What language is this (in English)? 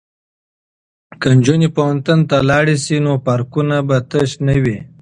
Pashto